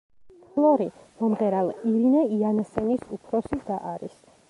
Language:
Georgian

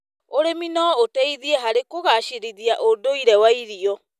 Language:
Kikuyu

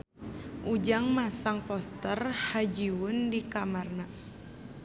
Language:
Sundanese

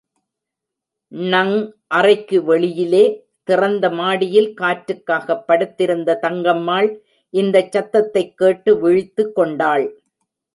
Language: Tamil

